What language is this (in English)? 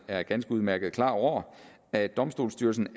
Danish